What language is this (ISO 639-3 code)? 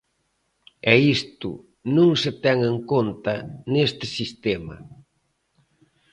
glg